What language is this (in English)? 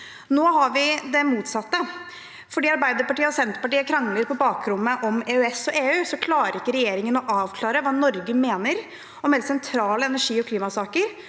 Norwegian